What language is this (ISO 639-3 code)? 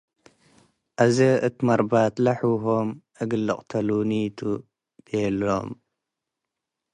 tig